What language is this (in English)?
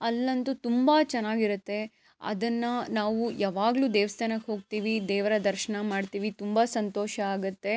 Kannada